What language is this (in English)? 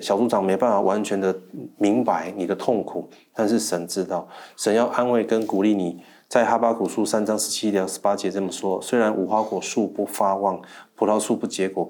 Chinese